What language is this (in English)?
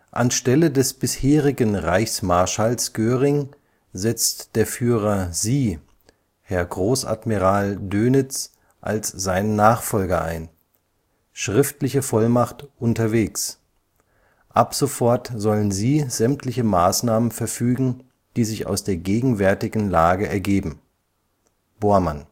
German